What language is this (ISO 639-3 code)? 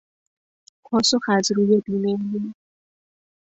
fas